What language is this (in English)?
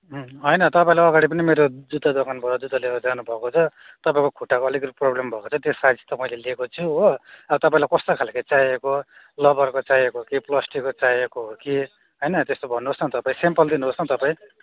Nepali